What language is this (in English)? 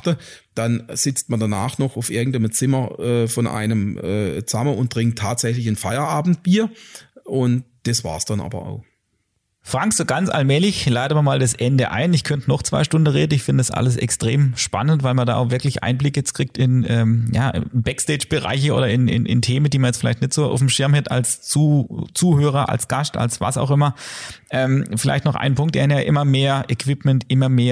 German